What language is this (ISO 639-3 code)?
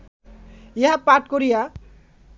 ben